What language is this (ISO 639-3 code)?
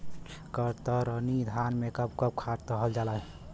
bho